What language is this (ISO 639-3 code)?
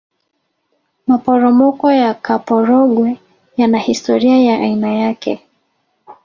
swa